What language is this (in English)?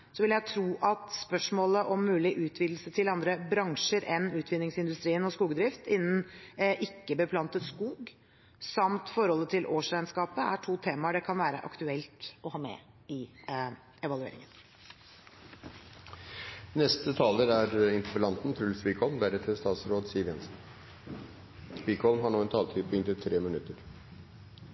Norwegian Bokmål